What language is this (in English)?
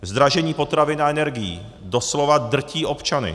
Czech